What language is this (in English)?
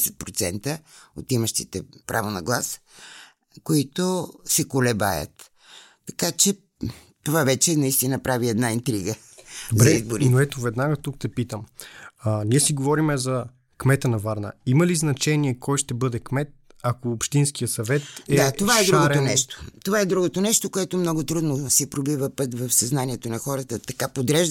Bulgarian